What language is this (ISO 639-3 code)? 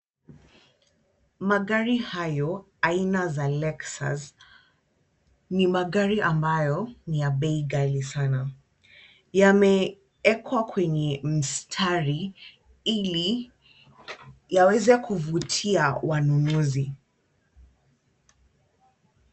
swa